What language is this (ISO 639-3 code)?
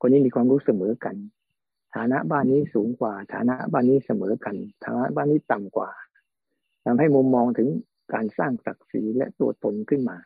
tha